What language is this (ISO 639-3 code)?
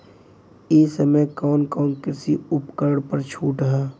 bho